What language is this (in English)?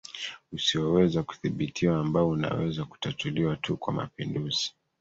Swahili